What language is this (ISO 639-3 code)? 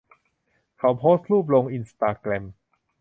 tha